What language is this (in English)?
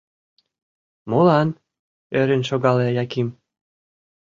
Mari